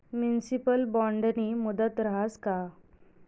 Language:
Marathi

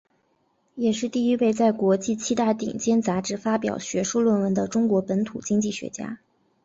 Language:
Chinese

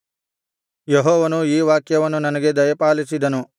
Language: Kannada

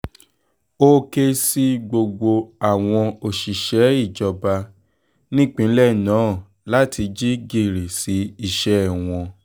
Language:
Yoruba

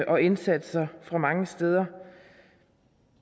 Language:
Danish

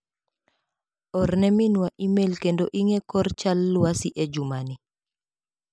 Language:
Luo (Kenya and Tanzania)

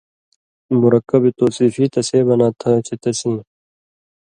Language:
Indus Kohistani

